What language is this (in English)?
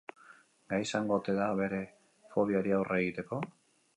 Basque